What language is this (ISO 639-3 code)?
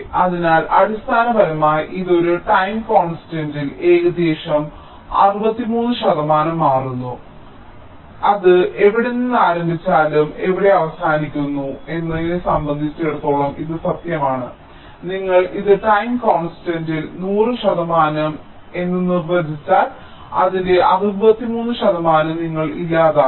mal